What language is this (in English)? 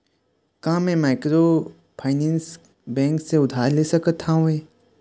Chhattisgarhi